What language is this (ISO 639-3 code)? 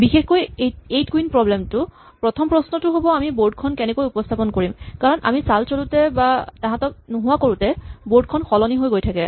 asm